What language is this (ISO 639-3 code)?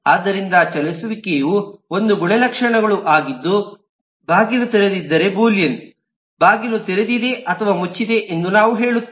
kan